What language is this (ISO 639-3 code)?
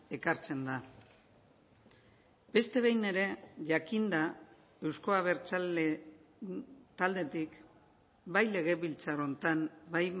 eus